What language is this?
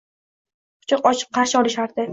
Uzbek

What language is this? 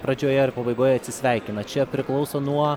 Lithuanian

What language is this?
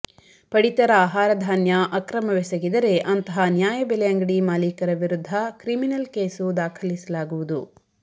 Kannada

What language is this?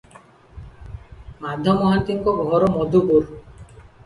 Odia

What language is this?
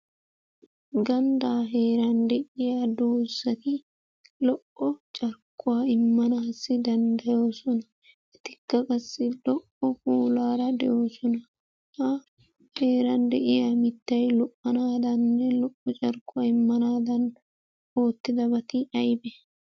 Wolaytta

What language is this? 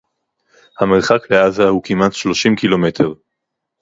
Hebrew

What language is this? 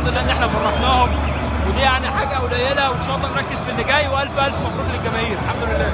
Arabic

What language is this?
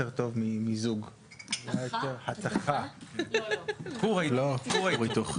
Hebrew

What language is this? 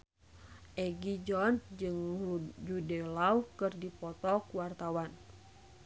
Sundanese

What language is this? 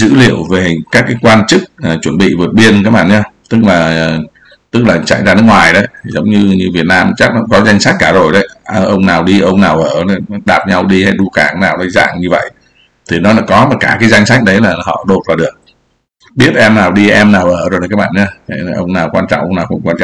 Vietnamese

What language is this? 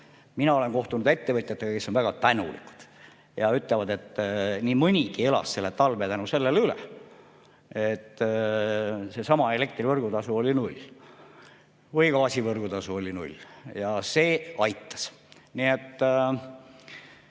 Estonian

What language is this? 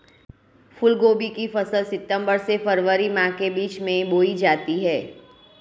Hindi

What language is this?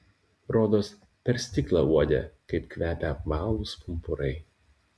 Lithuanian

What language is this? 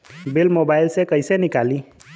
Bhojpuri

